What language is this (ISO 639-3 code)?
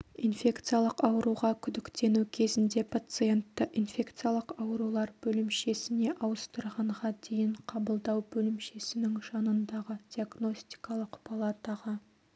kaz